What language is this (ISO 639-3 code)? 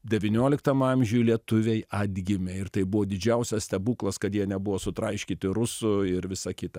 lit